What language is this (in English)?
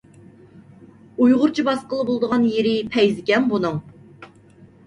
Uyghur